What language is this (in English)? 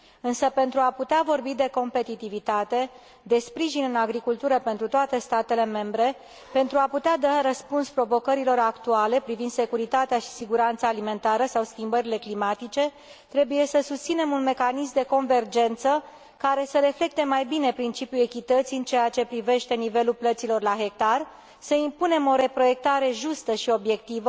Romanian